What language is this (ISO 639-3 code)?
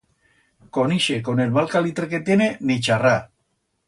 arg